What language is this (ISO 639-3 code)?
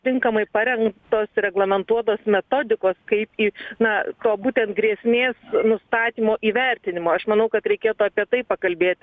lit